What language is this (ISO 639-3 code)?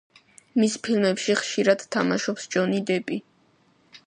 kat